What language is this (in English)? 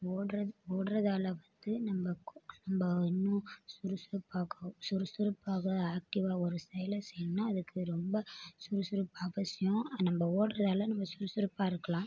Tamil